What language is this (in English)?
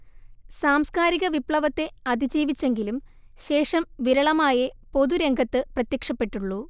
Malayalam